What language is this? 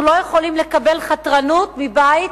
Hebrew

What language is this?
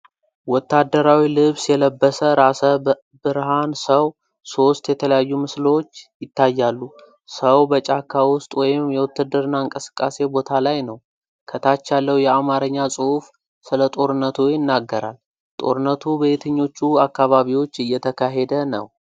Amharic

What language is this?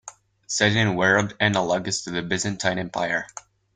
English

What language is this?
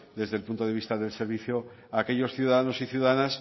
Spanish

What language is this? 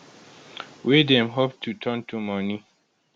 Nigerian Pidgin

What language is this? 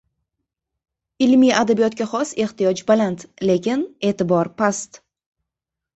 Uzbek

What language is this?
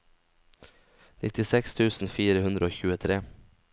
Norwegian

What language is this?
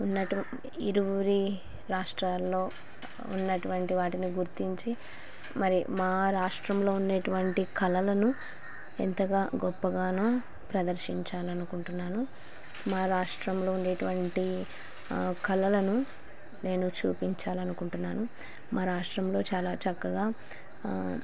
Telugu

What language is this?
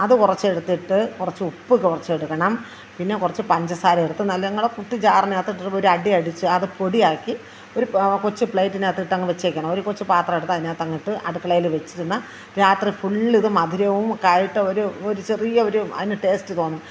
Malayalam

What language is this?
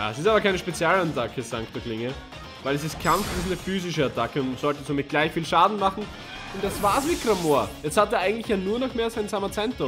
German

